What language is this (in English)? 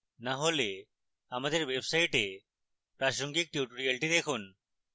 Bangla